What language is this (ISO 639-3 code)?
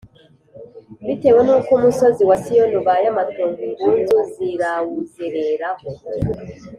kin